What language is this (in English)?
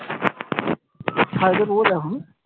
Bangla